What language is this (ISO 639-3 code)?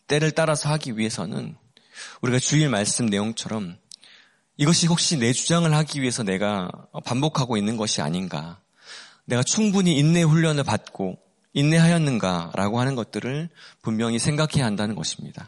kor